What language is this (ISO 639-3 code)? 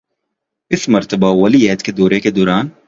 urd